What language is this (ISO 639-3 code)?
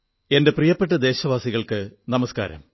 mal